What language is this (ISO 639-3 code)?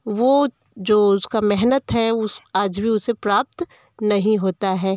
hin